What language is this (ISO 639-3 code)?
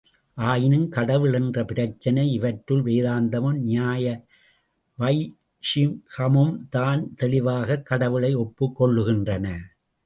tam